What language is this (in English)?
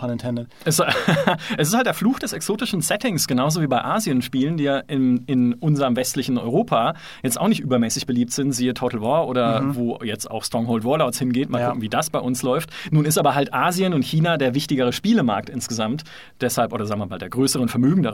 German